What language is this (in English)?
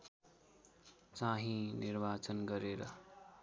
Nepali